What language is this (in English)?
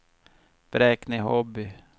Swedish